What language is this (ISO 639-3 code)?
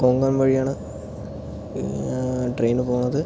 mal